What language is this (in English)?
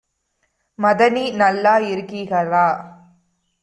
Tamil